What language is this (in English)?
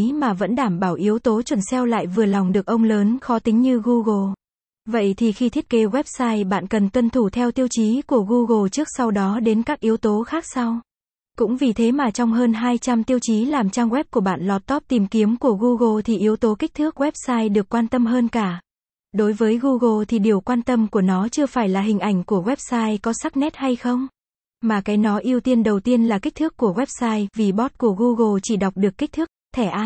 Vietnamese